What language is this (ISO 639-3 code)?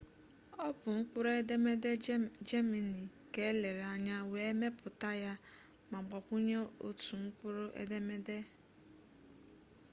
ibo